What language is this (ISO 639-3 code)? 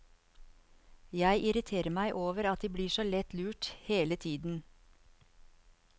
nor